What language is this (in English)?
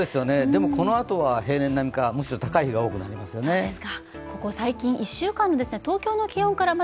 Japanese